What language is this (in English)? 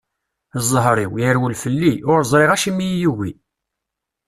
Kabyle